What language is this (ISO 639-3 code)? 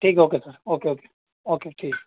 urd